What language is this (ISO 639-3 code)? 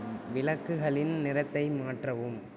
tam